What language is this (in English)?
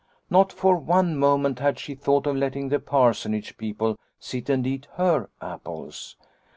English